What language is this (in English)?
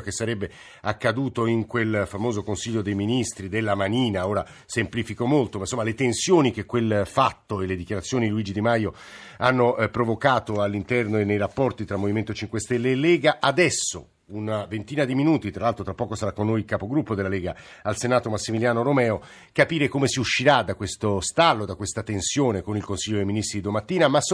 Italian